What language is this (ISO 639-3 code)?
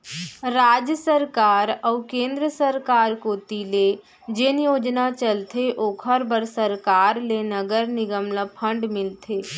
hne